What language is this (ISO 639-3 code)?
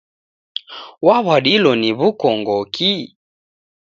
dav